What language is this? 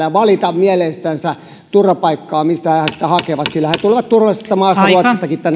Finnish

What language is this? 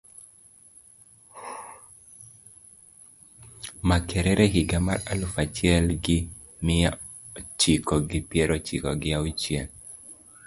Luo (Kenya and Tanzania)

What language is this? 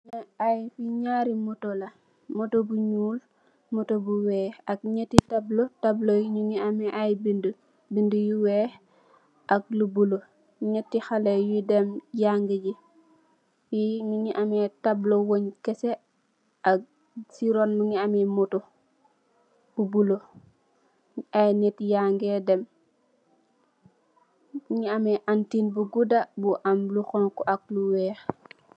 Wolof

